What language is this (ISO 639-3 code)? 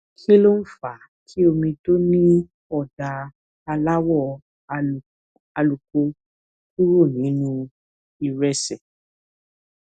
yor